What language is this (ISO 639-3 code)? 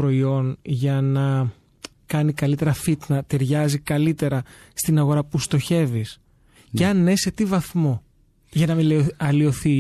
ell